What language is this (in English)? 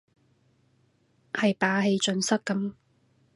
Cantonese